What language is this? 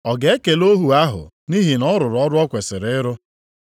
Igbo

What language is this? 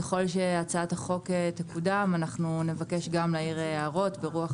Hebrew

